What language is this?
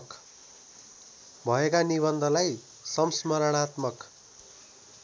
Nepali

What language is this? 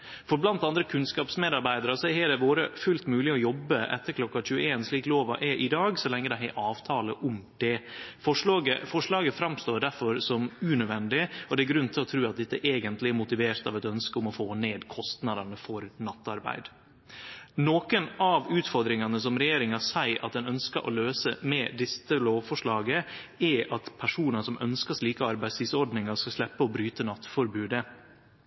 Norwegian Nynorsk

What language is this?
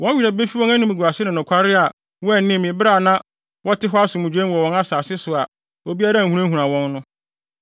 Akan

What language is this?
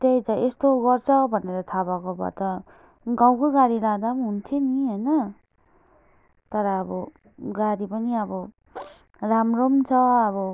Nepali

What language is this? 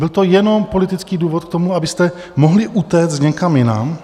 Czech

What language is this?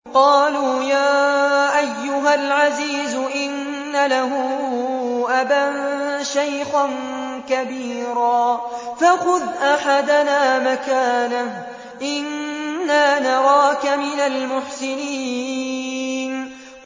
Arabic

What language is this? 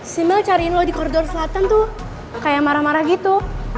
Indonesian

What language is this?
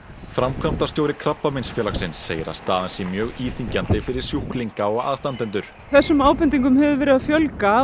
Icelandic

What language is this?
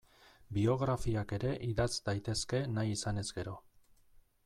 Basque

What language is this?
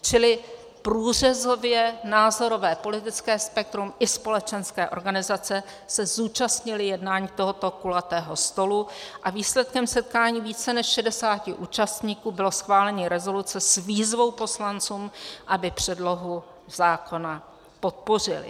Czech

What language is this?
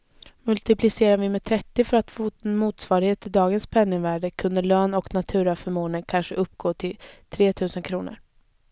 Swedish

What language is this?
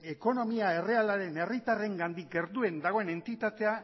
Basque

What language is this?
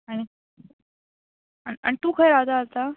Konkani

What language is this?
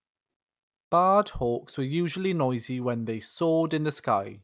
English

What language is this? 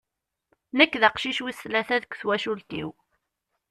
Kabyle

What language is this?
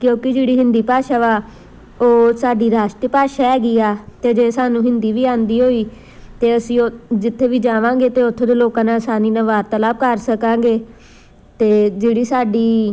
Punjabi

